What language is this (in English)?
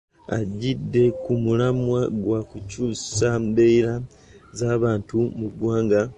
Ganda